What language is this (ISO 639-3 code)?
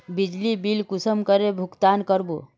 mag